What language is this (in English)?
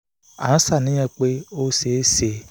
Yoruba